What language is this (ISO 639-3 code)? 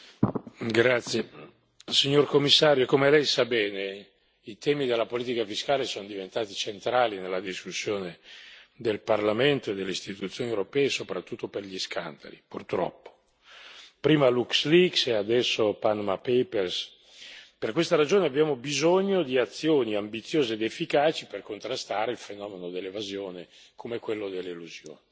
ita